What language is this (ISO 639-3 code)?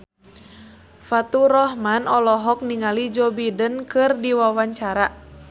sun